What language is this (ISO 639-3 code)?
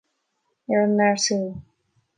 gle